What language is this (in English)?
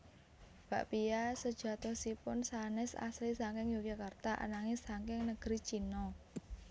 Javanese